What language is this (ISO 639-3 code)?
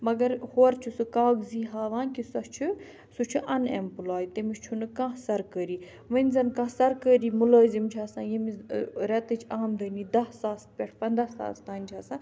kas